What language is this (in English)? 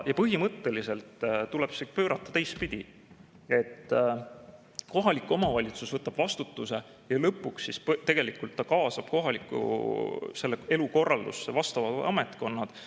Estonian